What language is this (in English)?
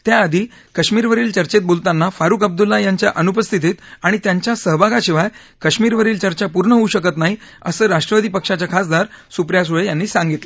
Marathi